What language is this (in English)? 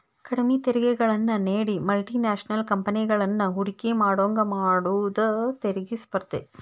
Kannada